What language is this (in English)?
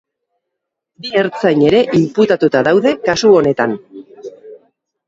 Basque